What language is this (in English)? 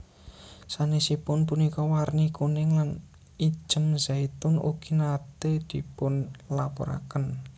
Javanese